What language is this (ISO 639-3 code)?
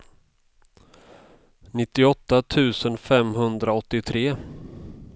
swe